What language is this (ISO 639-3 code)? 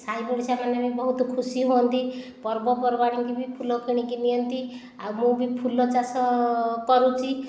ori